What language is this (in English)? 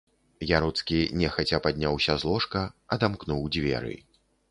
Belarusian